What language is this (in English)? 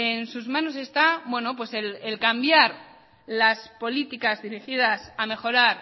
Spanish